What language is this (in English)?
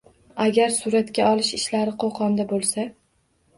Uzbek